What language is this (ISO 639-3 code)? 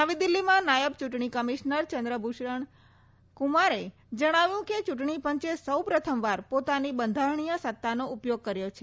guj